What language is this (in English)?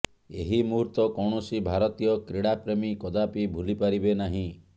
Odia